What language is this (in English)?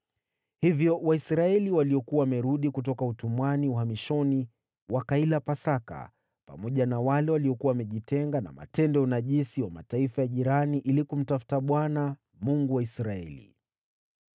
Swahili